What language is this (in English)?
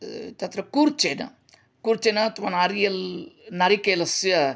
Sanskrit